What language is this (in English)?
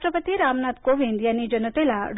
Marathi